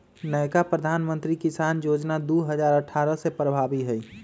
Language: Magahi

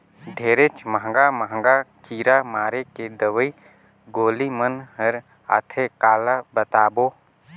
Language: Chhattisgarhi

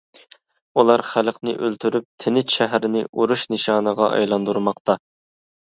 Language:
Uyghur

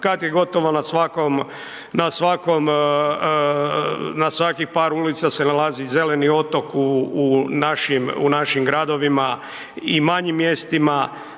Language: Croatian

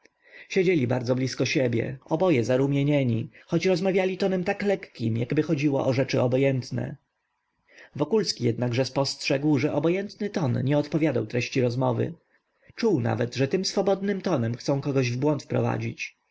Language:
Polish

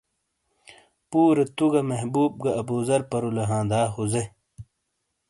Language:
Shina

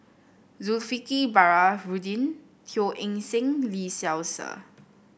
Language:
English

